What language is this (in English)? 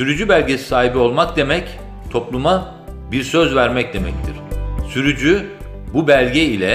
Turkish